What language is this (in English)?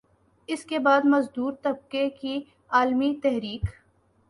Urdu